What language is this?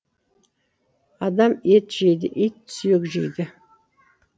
Kazakh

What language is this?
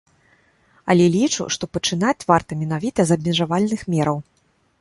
Belarusian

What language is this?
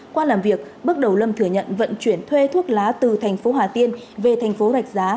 Vietnamese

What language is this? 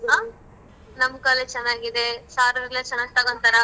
Kannada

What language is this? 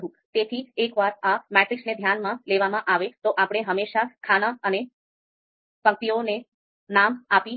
Gujarati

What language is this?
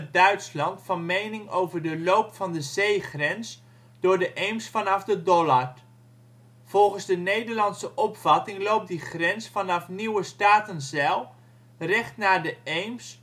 Dutch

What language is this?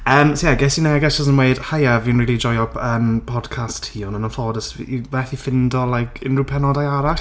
Welsh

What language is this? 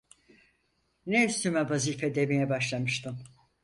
Turkish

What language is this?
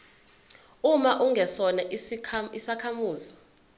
Zulu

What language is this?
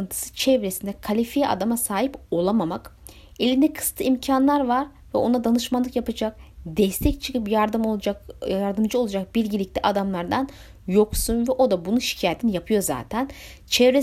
Turkish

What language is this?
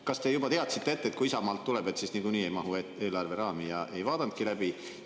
Estonian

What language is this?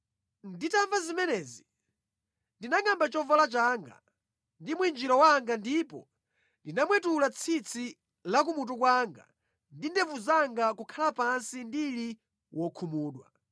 Nyanja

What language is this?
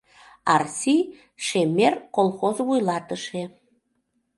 Mari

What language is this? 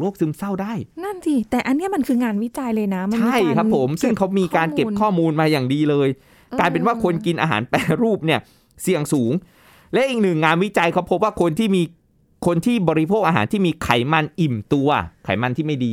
Thai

